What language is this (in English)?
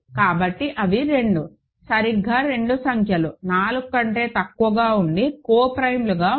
Telugu